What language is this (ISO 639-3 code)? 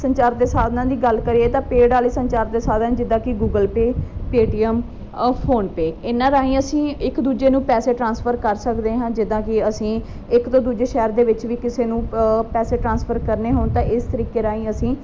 pan